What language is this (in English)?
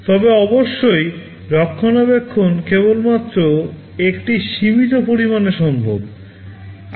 Bangla